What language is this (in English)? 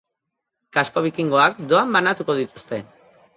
Basque